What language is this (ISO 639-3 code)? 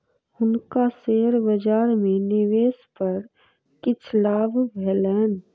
mai